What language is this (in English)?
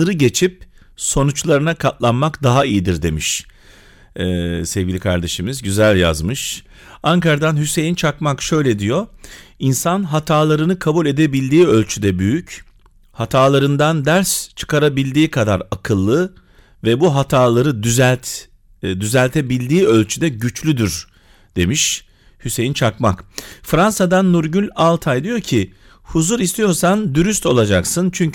Turkish